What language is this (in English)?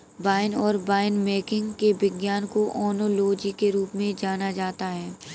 Hindi